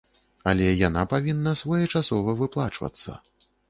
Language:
Belarusian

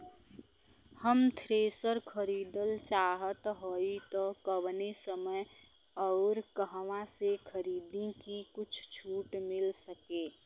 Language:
Bhojpuri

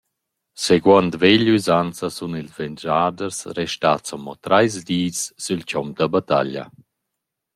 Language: Romansh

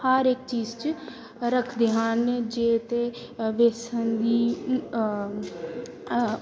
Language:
Punjabi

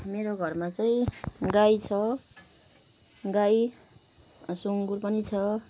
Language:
Nepali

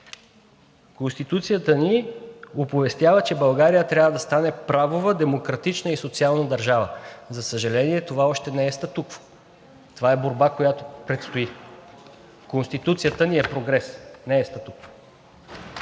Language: Bulgarian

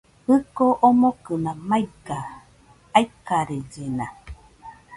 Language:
Nüpode Huitoto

